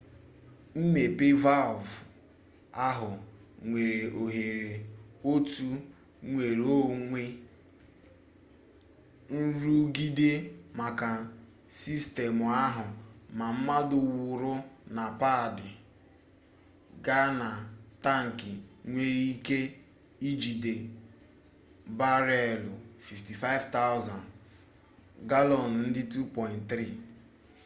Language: Igbo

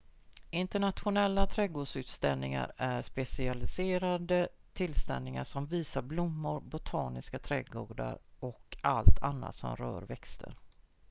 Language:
Swedish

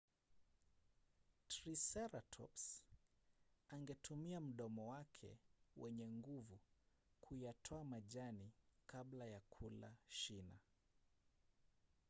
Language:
Swahili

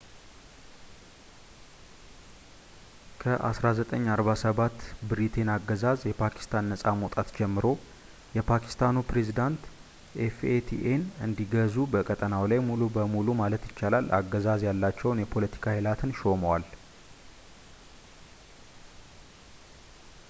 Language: Amharic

